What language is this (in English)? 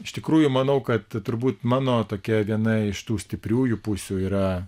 Lithuanian